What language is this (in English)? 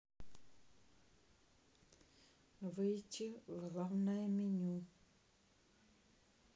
Russian